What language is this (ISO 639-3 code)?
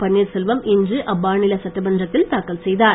tam